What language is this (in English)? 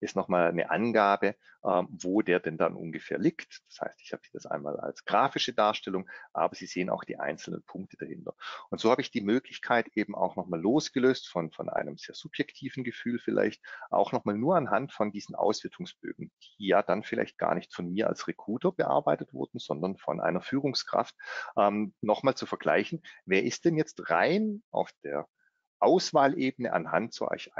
German